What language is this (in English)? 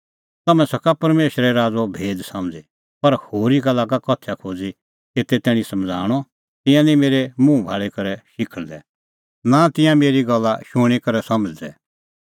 Kullu Pahari